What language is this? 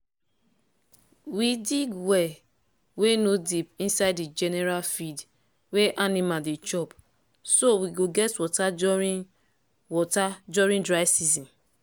Nigerian Pidgin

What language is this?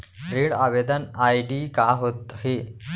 Chhattisgarhi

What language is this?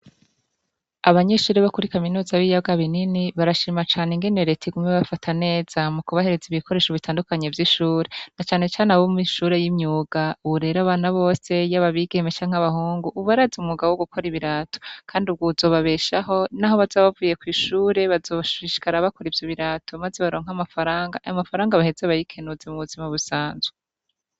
Rundi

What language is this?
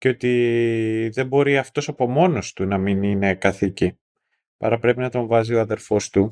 Greek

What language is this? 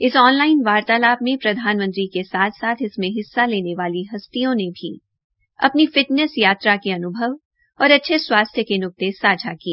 Hindi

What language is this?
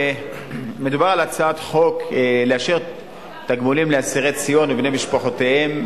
Hebrew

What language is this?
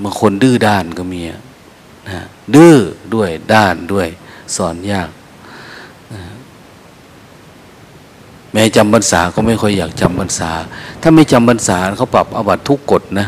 Thai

